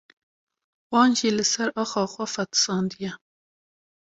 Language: Kurdish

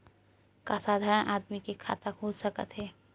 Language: Chhattisgarhi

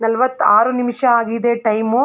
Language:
Kannada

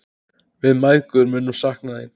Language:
Icelandic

